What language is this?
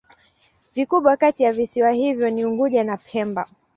Swahili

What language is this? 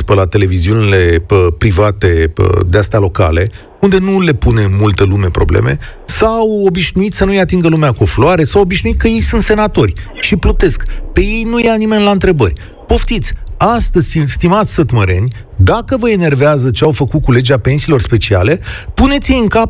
Romanian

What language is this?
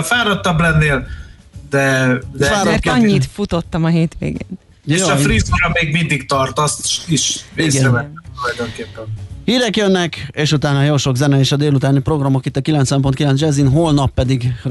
Hungarian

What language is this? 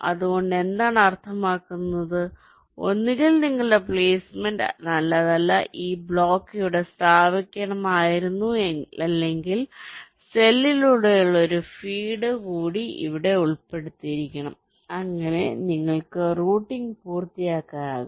Malayalam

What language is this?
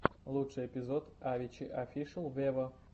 Russian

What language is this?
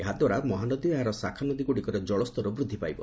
Odia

